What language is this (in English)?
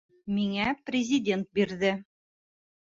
Bashkir